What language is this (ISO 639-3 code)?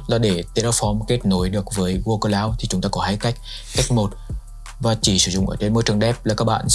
vie